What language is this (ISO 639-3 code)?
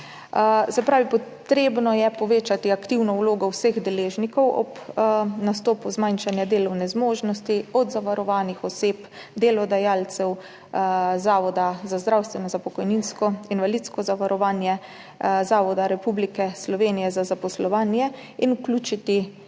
slv